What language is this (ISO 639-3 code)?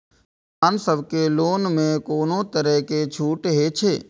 mai